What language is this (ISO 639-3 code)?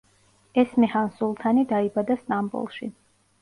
kat